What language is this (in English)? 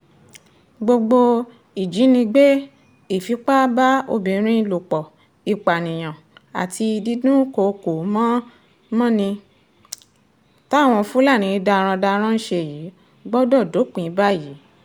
Yoruba